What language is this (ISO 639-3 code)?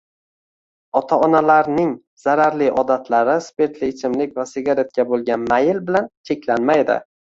uzb